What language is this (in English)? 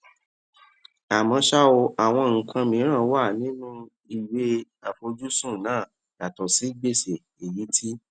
Yoruba